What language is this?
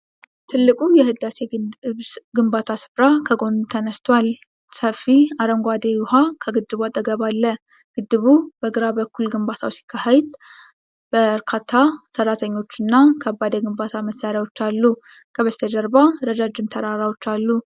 Amharic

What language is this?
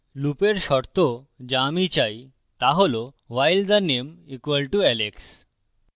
Bangla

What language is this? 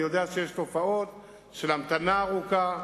Hebrew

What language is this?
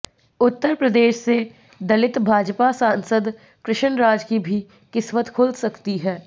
Hindi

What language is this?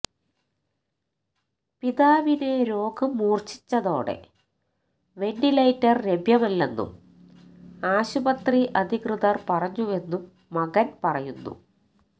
Malayalam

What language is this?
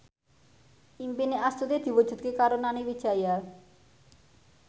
Javanese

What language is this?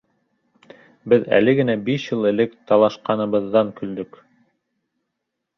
Bashkir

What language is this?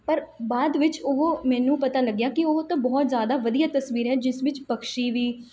Punjabi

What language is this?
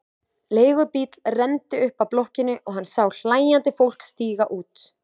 Icelandic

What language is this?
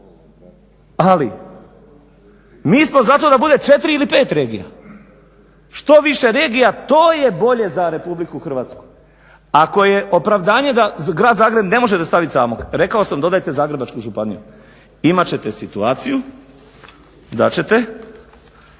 Croatian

